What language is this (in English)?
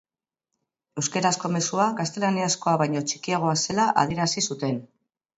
Basque